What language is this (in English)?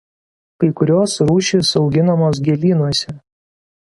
Lithuanian